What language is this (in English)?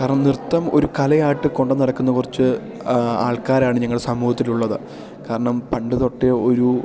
Malayalam